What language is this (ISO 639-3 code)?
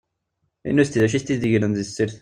kab